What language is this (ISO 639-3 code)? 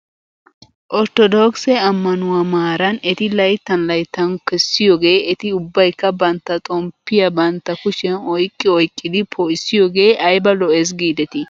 wal